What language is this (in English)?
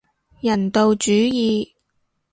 Cantonese